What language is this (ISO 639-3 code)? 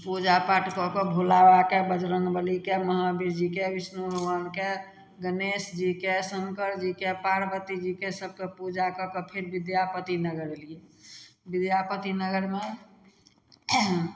mai